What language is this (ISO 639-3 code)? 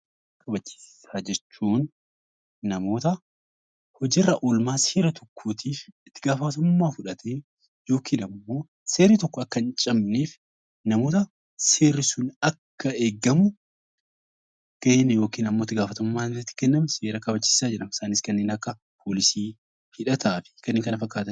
orm